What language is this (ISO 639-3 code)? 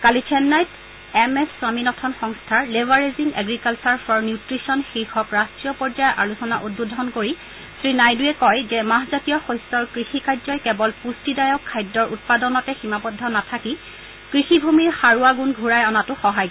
asm